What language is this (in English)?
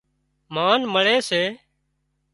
Wadiyara Koli